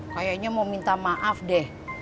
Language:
Indonesian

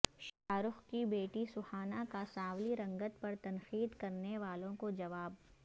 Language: Urdu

